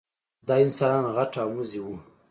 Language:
Pashto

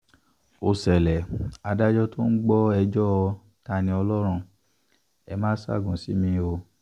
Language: Yoruba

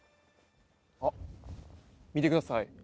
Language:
Japanese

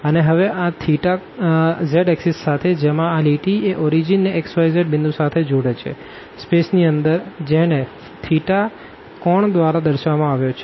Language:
Gujarati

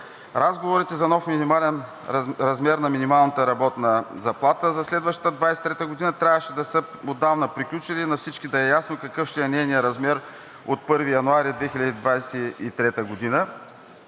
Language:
Bulgarian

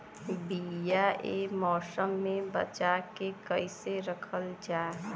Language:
Bhojpuri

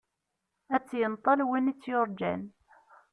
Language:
Kabyle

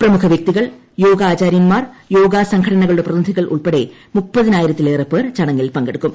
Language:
Malayalam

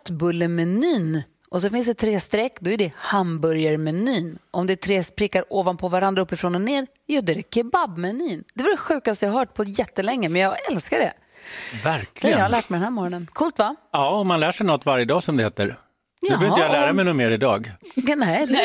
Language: Swedish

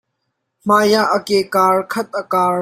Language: Hakha Chin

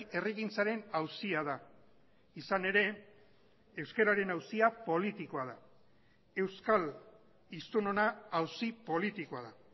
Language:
Basque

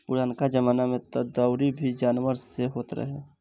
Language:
Bhojpuri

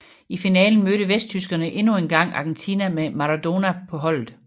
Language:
Danish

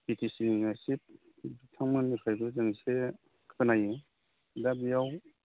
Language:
Bodo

